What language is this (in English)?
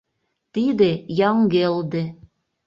Mari